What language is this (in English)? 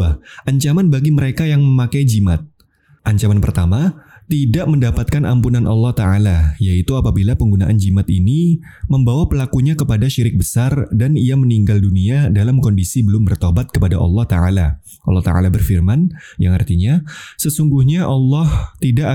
Indonesian